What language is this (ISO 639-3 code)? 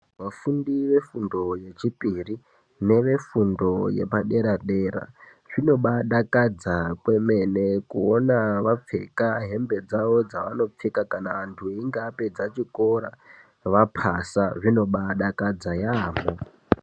ndc